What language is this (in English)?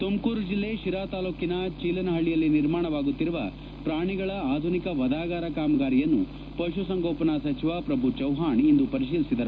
Kannada